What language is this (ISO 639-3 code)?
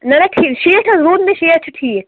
kas